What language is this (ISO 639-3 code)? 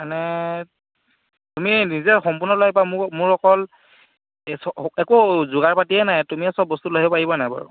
asm